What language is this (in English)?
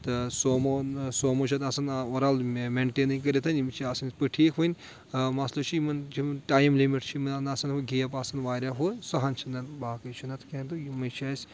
Kashmiri